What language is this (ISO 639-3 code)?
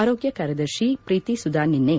kan